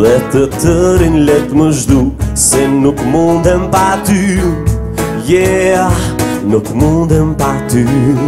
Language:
Dutch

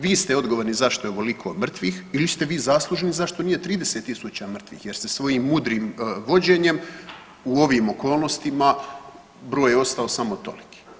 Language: Croatian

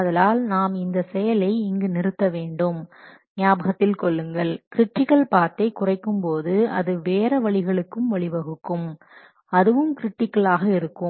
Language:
Tamil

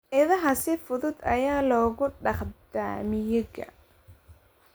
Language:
Somali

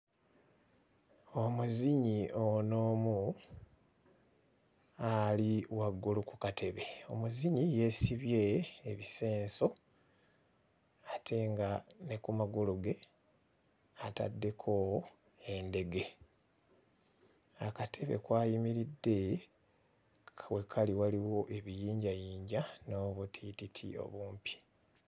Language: Ganda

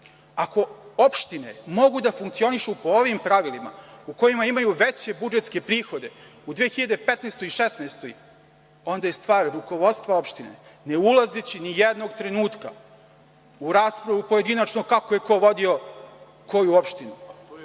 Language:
Serbian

